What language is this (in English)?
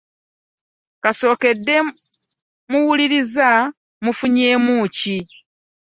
Ganda